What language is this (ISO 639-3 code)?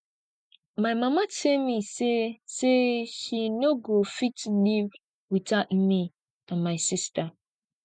pcm